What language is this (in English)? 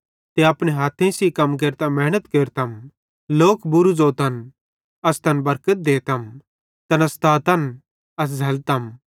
Bhadrawahi